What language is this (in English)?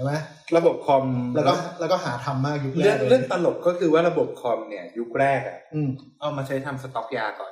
Thai